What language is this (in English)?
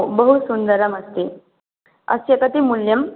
Sanskrit